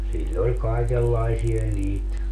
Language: Finnish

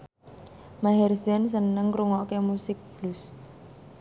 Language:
Javanese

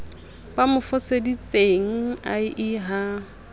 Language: Southern Sotho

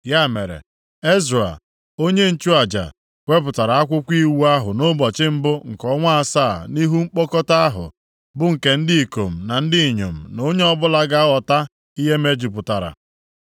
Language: Igbo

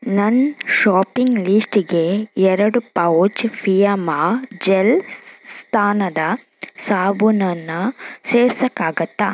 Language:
Kannada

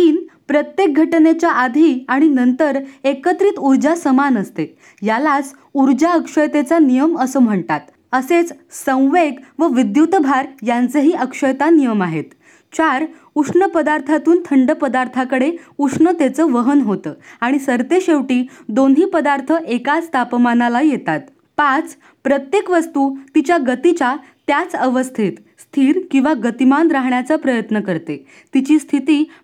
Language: Marathi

